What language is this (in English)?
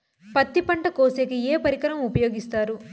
Telugu